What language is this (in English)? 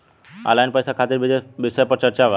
Bhojpuri